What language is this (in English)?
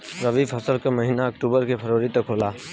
Bhojpuri